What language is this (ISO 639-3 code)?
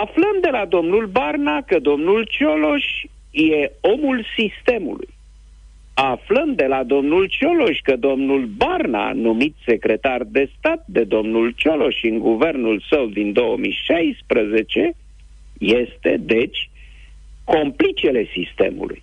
ron